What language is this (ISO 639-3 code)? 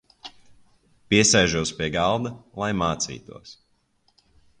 lav